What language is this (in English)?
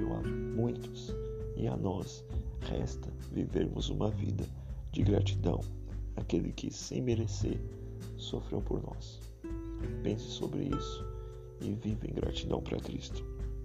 Portuguese